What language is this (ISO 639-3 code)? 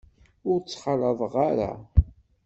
kab